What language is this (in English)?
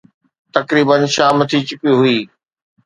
Sindhi